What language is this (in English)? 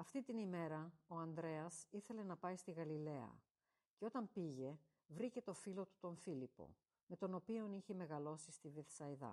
Greek